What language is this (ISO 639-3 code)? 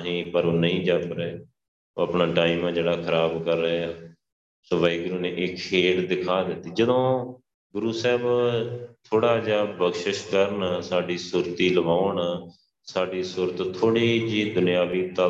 pan